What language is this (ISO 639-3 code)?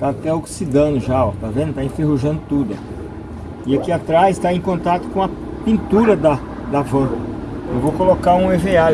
por